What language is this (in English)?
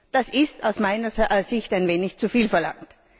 German